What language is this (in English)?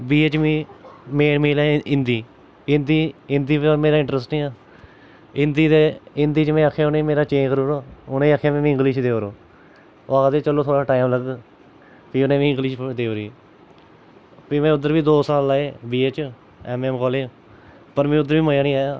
Dogri